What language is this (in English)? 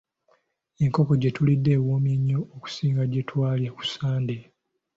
Ganda